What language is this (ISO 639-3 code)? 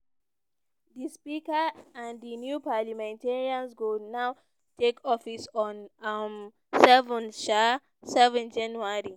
pcm